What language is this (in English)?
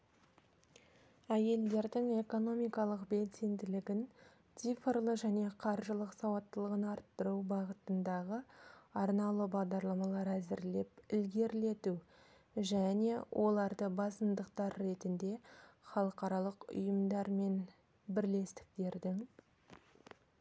Kazakh